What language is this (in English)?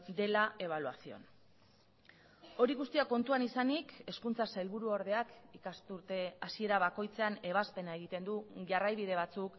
Basque